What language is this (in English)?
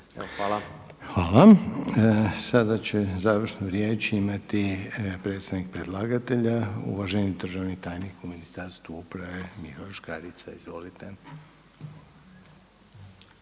Croatian